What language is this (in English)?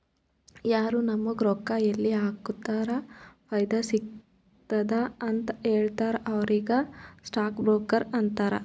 Kannada